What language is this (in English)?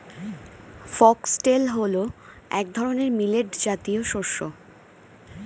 Bangla